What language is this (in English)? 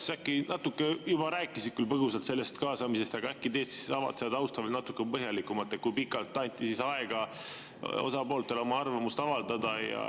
Estonian